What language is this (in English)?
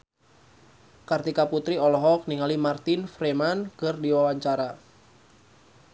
Sundanese